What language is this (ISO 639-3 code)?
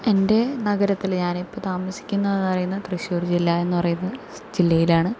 mal